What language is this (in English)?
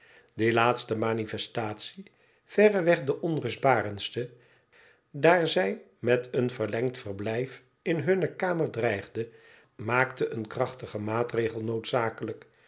Dutch